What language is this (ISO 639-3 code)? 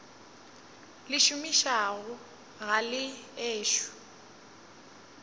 nso